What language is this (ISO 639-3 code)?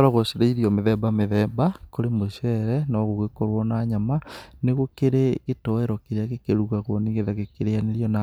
kik